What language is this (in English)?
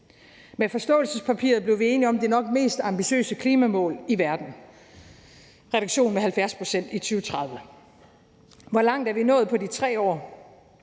Danish